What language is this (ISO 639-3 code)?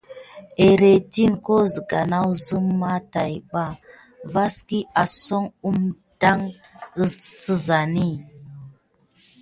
gid